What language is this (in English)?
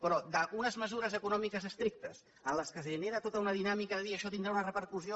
Catalan